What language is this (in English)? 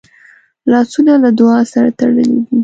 Pashto